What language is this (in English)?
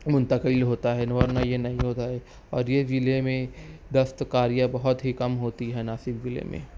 Urdu